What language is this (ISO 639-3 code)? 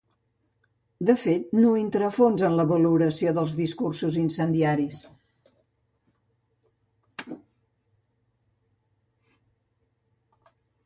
cat